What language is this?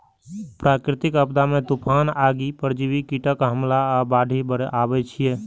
Maithili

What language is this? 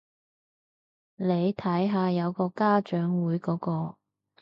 Cantonese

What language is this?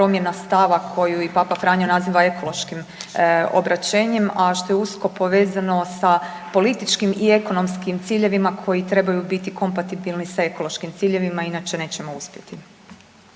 Croatian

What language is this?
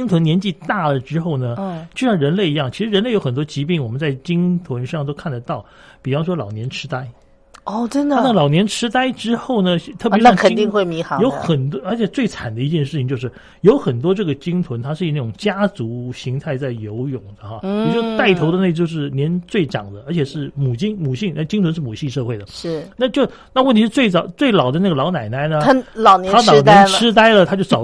Chinese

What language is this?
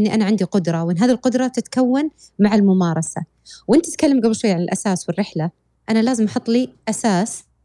Arabic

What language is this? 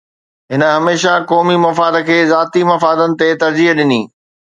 Sindhi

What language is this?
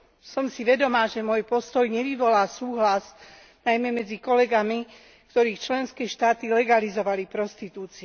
Slovak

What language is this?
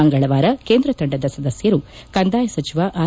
Kannada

